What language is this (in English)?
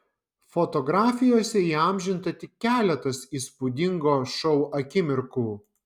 Lithuanian